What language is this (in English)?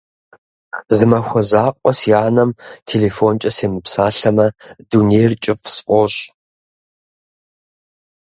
Kabardian